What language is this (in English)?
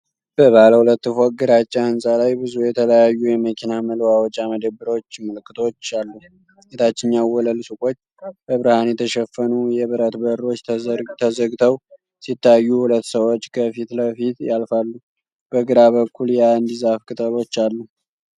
Amharic